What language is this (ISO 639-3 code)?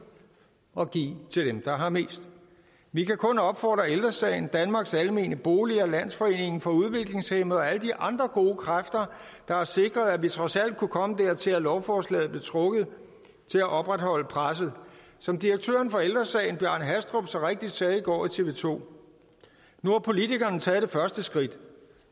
dan